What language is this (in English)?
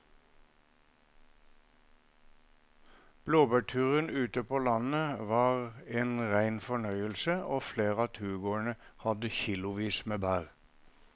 Norwegian